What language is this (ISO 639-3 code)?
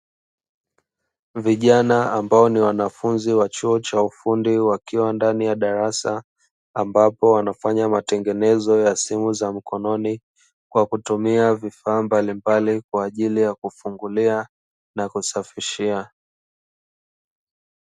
swa